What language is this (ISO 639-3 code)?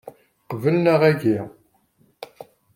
kab